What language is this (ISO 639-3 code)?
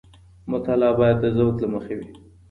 pus